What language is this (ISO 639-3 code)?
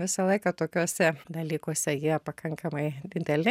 lit